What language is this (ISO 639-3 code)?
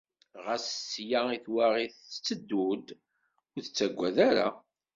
kab